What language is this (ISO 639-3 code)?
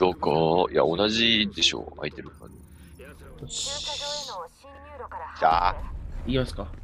jpn